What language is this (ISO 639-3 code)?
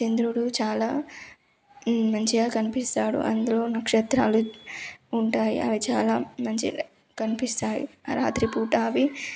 tel